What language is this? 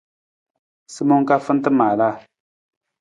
Nawdm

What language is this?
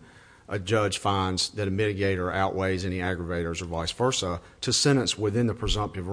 English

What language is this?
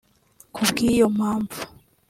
Kinyarwanda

